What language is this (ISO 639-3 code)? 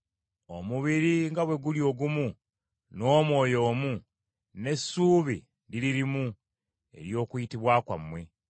lug